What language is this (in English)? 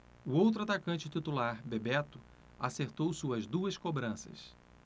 Portuguese